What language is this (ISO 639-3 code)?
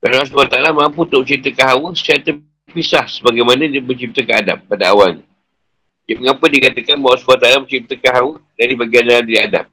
msa